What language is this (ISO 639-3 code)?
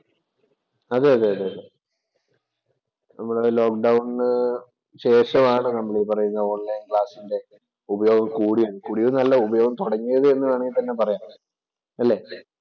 mal